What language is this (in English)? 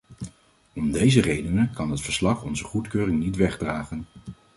Dutch